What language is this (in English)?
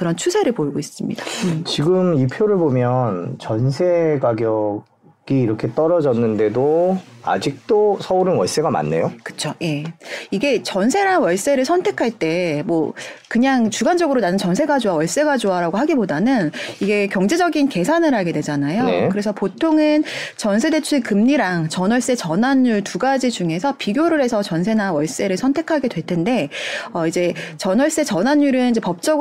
Korean